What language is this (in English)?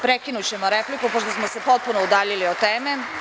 Serbian